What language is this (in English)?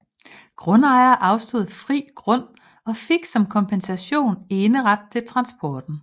Danish